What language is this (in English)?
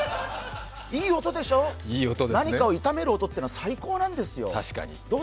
Japanese